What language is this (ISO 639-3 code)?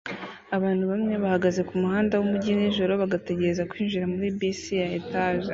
kin